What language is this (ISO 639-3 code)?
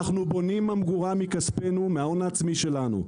heb